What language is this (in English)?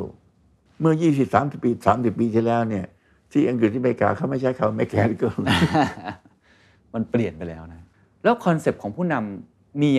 Thai